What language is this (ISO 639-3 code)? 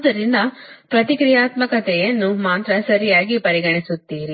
kan